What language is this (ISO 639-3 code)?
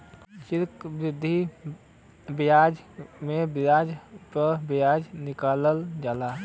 bho